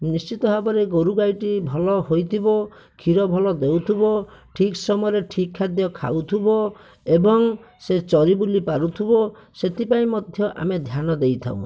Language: Odia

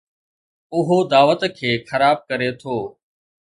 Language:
Sindhi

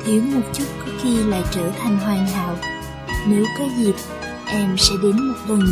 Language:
Vietnamese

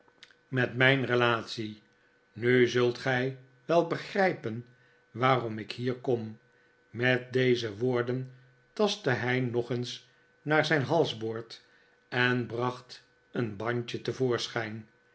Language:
Dutch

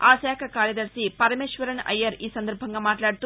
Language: Telugu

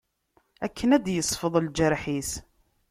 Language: Kabyle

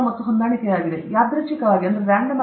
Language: Kannada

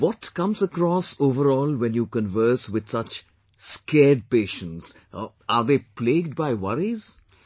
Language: English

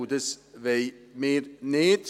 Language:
Swiss German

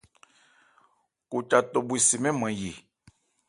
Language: Ebrié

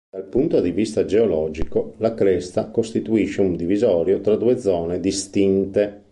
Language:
Italian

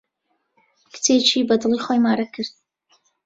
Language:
Central Kurdish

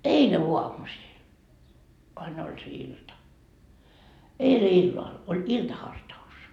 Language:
Finnish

